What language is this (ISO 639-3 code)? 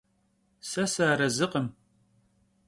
kbd